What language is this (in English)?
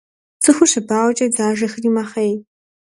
Kabardian